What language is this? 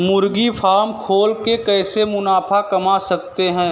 Hindi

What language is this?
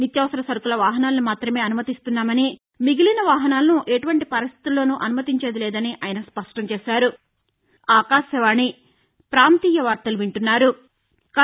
Telugu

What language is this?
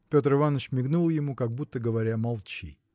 Russian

